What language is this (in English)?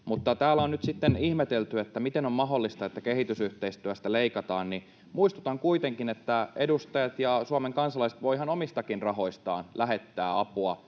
Finnish